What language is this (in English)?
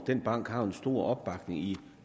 Danish